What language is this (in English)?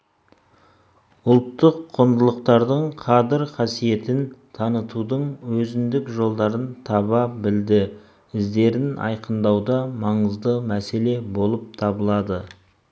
Kazakh